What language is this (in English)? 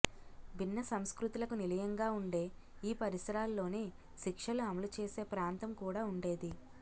Telugu